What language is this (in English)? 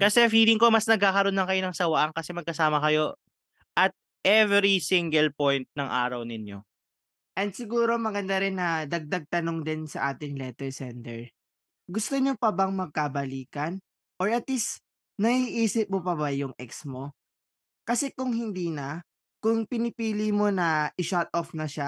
Filipino